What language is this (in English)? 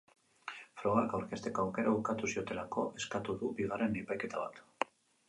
Basque